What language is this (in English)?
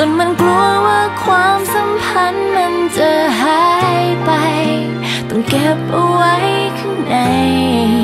Thai